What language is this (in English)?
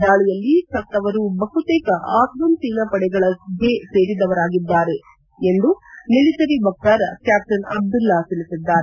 Kannada